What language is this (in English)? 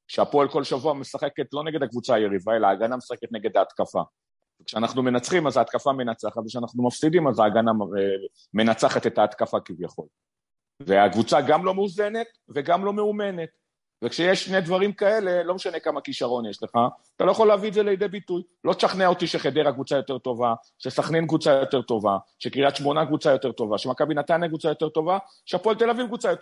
Hebrew